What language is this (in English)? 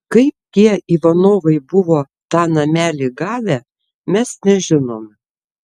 Lithuanian